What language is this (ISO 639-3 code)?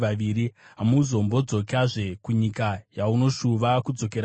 sna